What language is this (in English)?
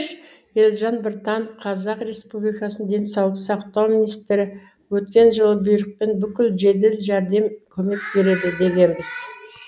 Kazakh